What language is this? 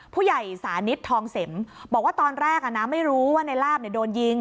Thai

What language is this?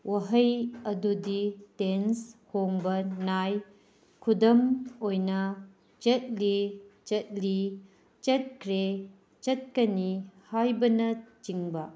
Manipuri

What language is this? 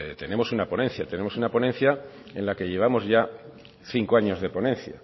Spanish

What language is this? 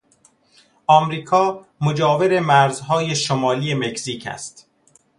Persian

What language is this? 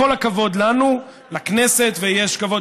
Hebrew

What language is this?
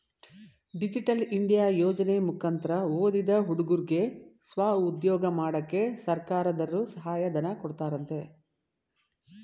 Kannada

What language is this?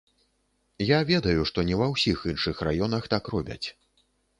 Belarusian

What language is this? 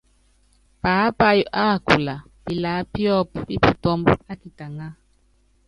Yangben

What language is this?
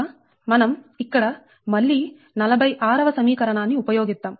Telugu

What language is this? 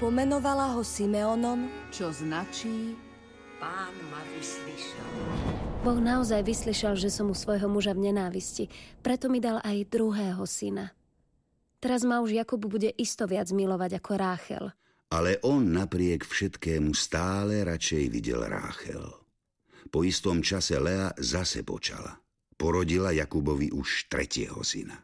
Slovak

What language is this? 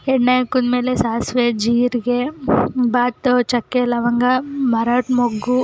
Kannada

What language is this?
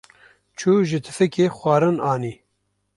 Kurdish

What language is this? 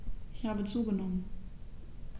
German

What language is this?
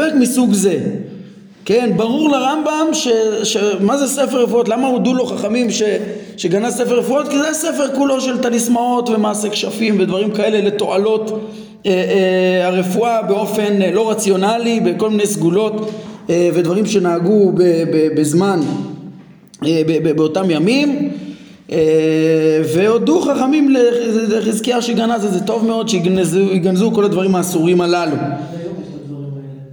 Hebrew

